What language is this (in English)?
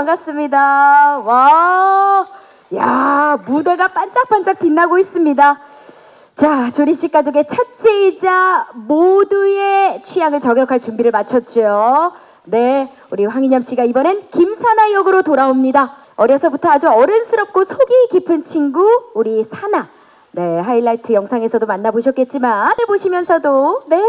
Korean